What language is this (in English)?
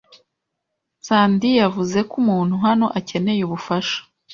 Kinyarwanda